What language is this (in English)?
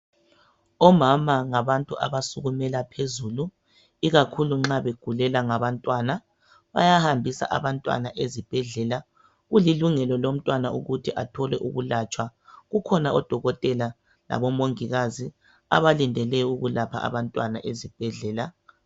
North Ndebele